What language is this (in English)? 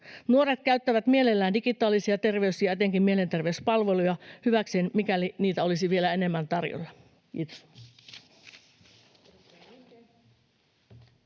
Finnish